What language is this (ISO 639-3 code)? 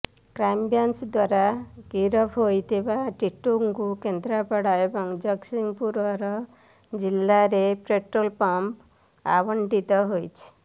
ori